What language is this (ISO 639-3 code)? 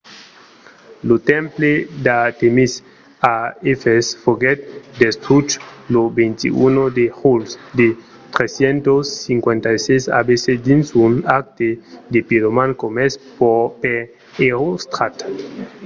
oci